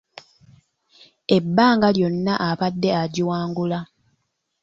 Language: Ganda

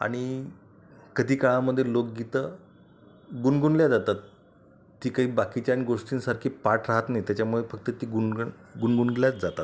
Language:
Marathi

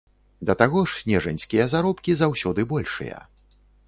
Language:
Belarusian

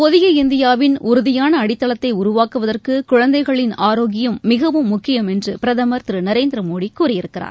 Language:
Tamil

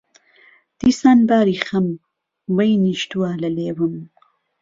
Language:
Central Kurdish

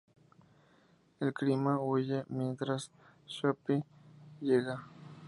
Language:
Spanish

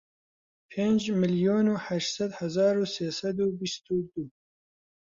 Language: Central Kurdish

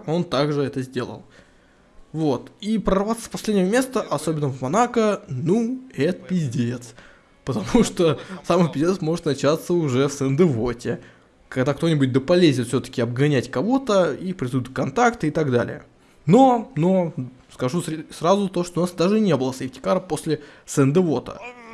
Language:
Russian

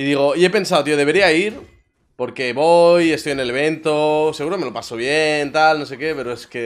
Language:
Spanish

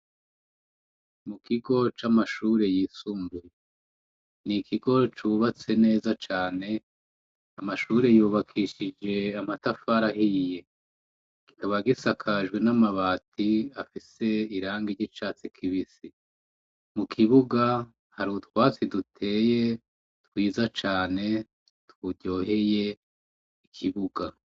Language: Rundi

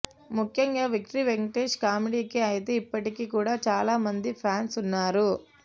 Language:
Telugu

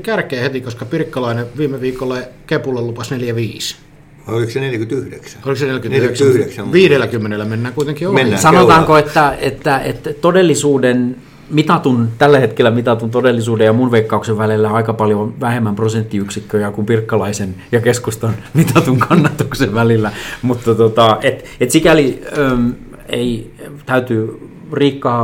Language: Finnish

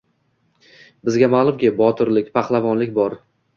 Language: Uzbek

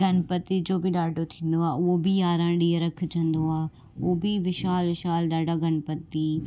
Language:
Sindhi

